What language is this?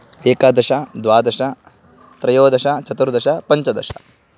Sanskrit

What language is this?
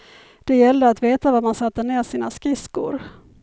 Swedish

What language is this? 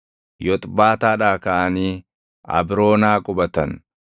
Oromo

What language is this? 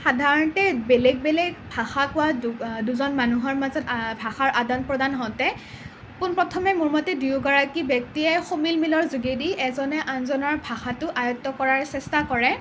Assamese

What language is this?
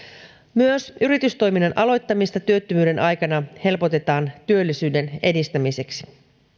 Finnish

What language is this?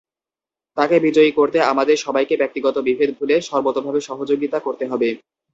Bangla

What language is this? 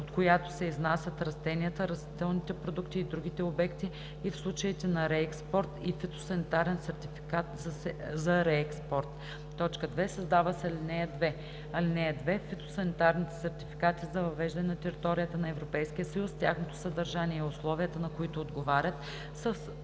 Bulgarian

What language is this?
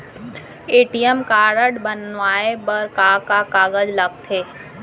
Chhattisgarhi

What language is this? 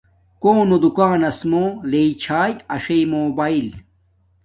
Domaaki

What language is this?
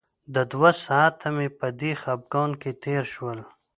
Pashto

